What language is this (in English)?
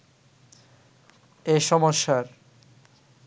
Bangla